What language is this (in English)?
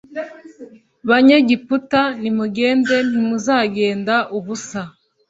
Kinyarwanda